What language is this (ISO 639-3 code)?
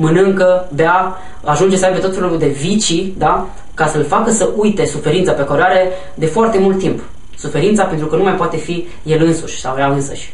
ron